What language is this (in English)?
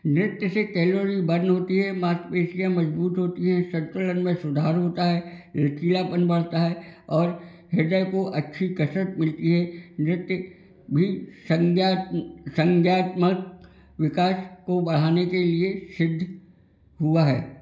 Hindi